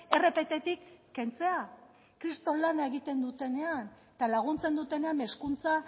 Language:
Basque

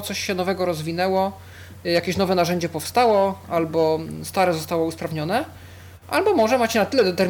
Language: Polish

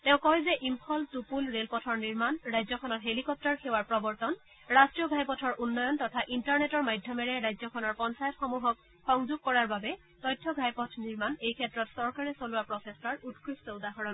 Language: Assamese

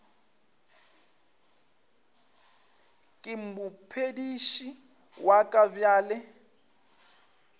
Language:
Northern Sotho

